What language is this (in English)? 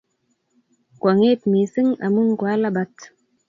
Kalenjin